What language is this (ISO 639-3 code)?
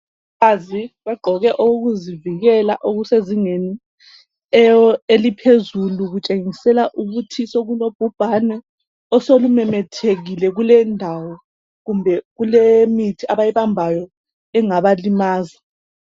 nde